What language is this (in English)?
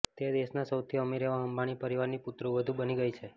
Gujarati